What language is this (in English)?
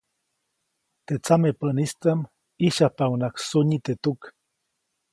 Copainalá Zoque